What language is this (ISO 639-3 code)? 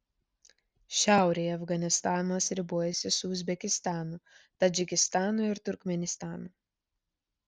lit